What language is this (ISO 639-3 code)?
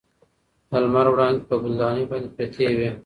pus